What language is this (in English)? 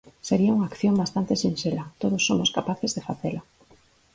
Galician